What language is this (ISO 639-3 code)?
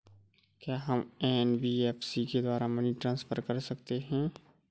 hin